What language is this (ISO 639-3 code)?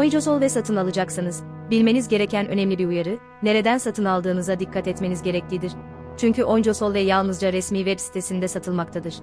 tur